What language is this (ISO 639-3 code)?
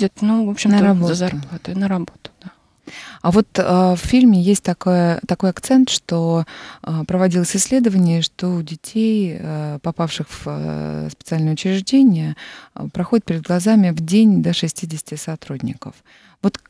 rus